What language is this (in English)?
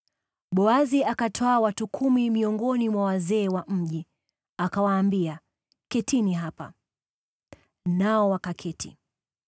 Swahili